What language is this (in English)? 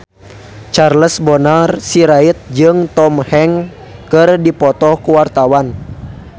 Sundanese